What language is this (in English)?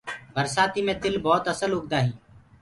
Gurgula